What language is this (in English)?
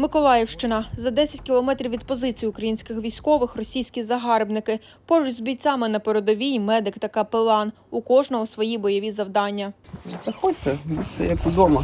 Ukrainian